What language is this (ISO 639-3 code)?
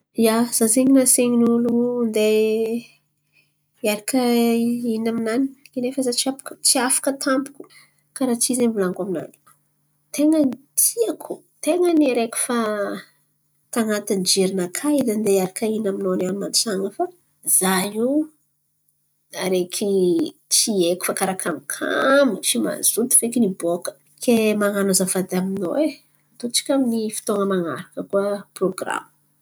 xmv